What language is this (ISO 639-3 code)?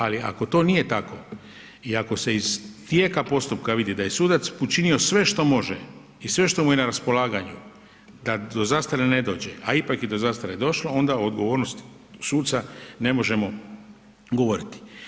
hrv